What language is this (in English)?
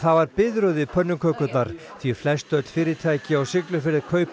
Icelandic